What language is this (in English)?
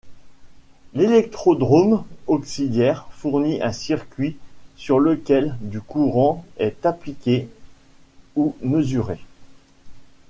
French